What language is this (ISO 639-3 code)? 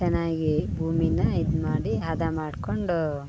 kan